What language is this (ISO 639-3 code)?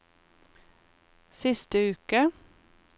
nor